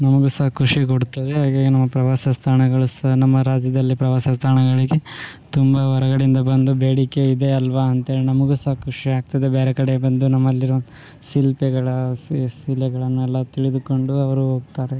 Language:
Kannada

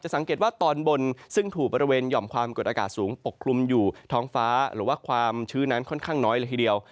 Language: Thai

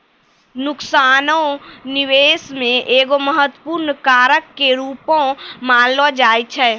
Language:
Maithili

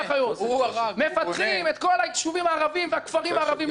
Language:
Hebrew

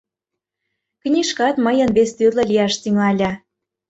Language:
Mari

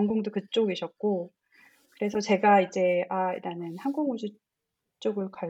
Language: Korean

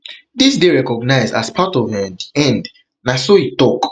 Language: Nigerian Pidgin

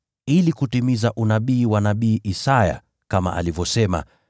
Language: Swahili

